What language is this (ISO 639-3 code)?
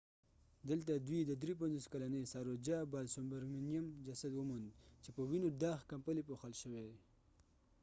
pus